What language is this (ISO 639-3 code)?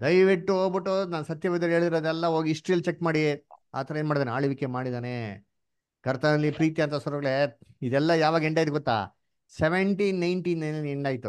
kan